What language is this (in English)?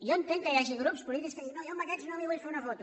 Catalan